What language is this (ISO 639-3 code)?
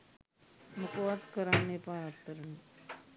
sin